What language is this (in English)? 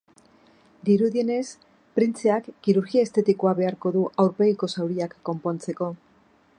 Basque